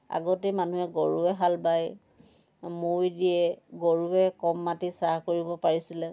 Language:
Assamese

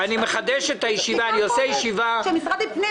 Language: Hebrew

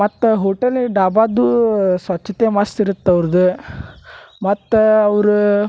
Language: Kannada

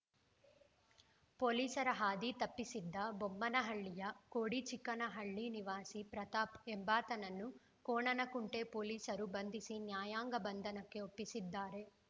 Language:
Kannada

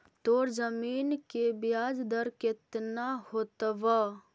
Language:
Magahi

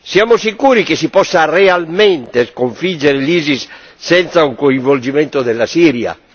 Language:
Italian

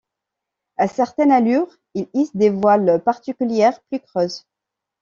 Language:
French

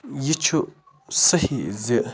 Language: Kashmiri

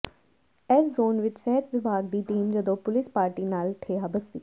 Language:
Punjabi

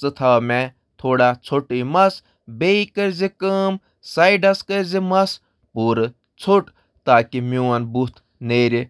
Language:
Kashmiri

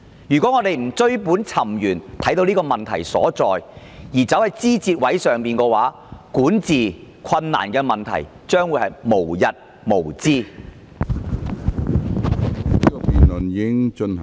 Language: Cantonese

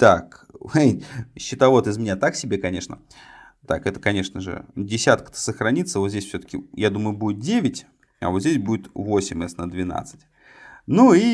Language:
Russian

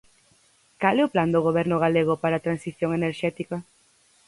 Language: Galician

